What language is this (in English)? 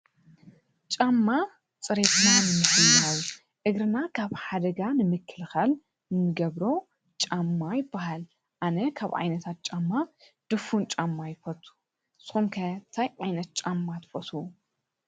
Tigrinya